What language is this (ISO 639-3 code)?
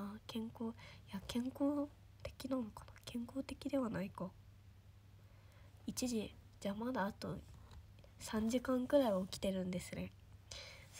jpn